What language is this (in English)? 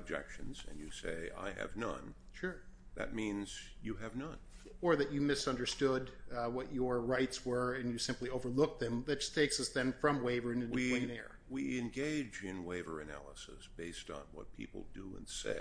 English